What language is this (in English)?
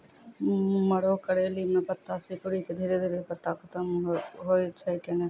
Maithili